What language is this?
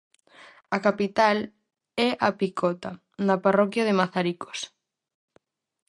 Galician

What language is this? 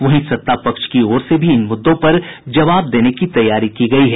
Hindi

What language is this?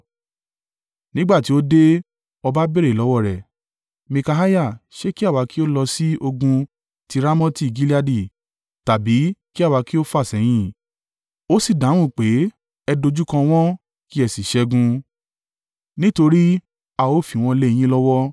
Yoruba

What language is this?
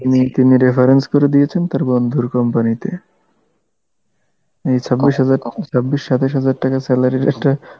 Bangla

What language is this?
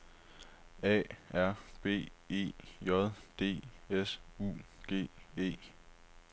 Danish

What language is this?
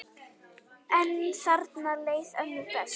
Icelandic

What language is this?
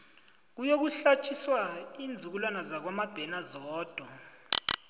South Ndebele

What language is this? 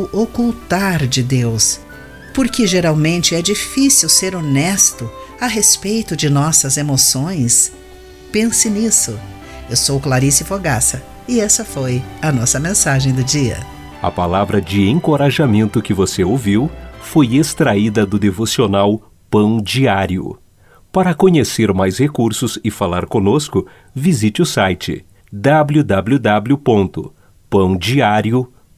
Portuguese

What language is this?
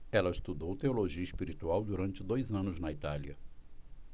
Portuguese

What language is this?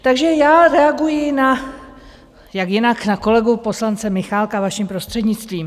Czech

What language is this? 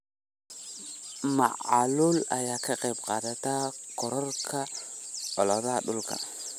Somali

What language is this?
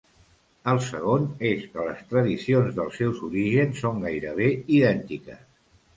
Catalan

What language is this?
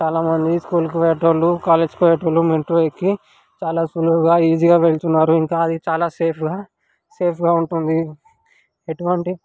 Telugu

